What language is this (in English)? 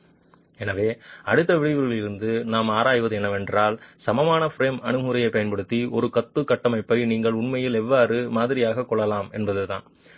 Tamil